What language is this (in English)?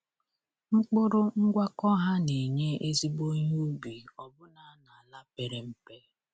Igbo